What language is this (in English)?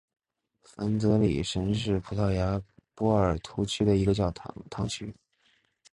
Chinese